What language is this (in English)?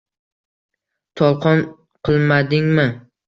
Uzbek